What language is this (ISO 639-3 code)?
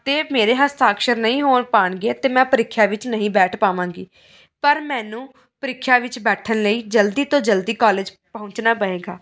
pan